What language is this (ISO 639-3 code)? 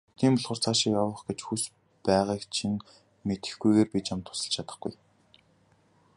mon